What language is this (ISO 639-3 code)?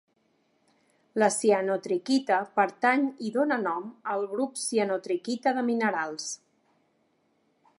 cat